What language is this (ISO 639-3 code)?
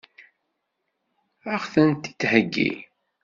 kab